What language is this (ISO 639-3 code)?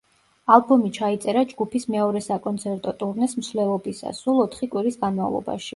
kat